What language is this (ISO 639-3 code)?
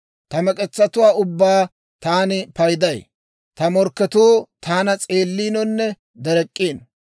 dwr